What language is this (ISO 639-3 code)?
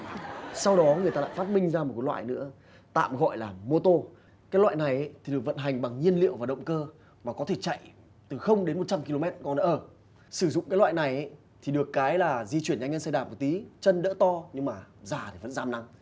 vie